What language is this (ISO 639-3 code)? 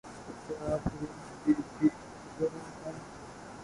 urd